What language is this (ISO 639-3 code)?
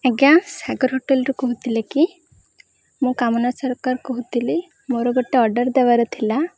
ori